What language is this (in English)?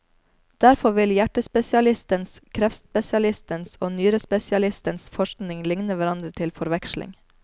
Norwegian